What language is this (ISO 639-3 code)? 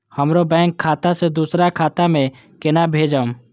mai